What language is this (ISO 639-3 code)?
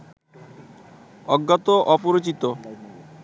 ben